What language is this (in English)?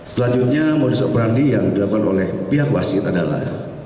Indonesian